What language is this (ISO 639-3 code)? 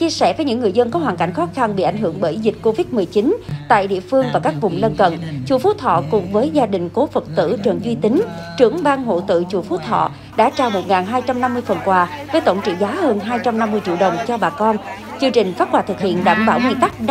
vie